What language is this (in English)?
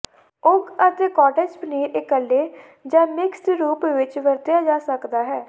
Punjabi